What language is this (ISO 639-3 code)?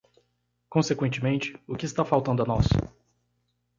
por